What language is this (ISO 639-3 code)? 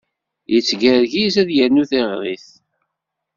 kab